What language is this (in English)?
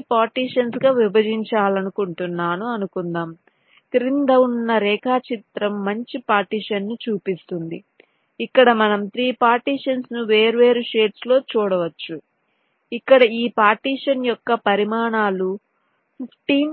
Telugu